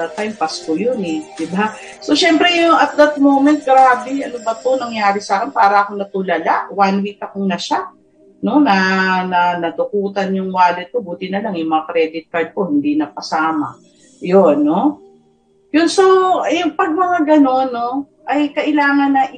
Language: Filipino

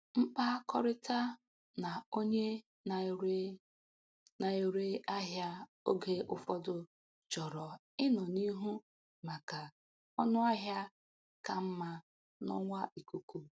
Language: Igbo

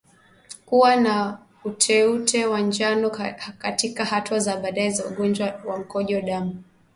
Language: Swahili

